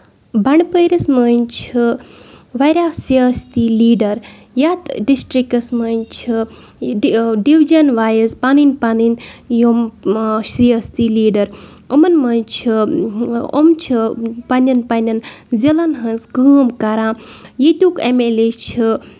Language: Kashmiri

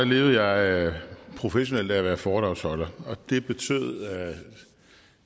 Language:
Danish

